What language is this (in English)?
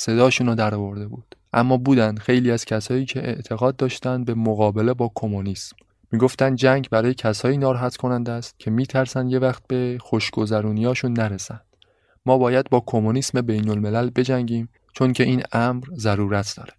Persian